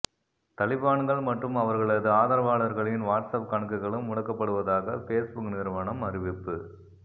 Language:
Tamil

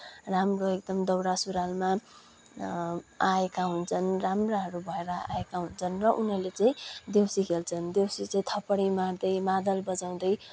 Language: Nepali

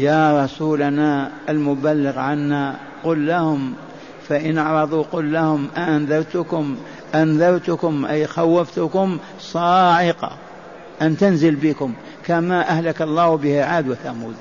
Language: Arabic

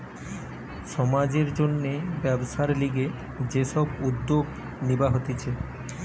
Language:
Bangla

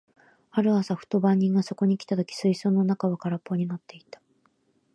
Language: Japanese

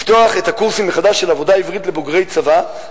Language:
Hebrew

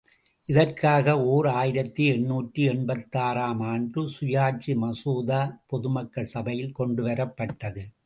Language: Tamil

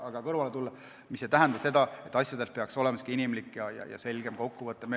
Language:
Estonian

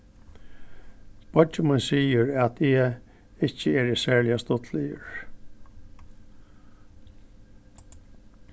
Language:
Faroese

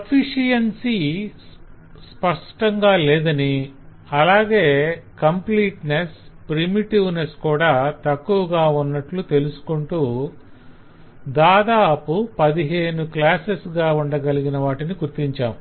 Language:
Telugu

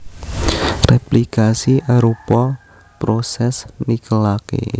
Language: Javanese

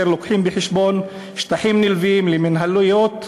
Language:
Hebrew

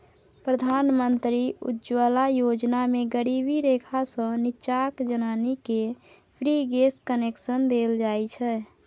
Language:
Maithili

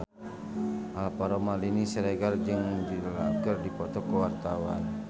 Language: Sundanese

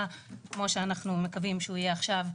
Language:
Hebrew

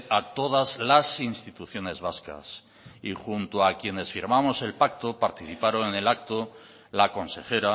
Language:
Spanish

